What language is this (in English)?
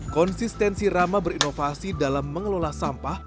Indonesian